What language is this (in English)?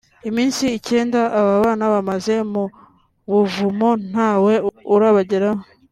Kinyarwanda